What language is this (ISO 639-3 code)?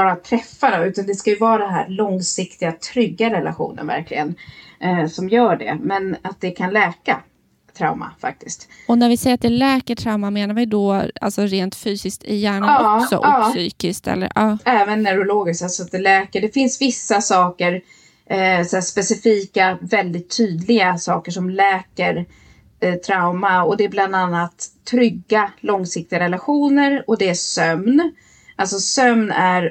swe